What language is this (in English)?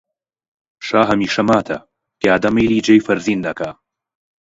Central Kurdish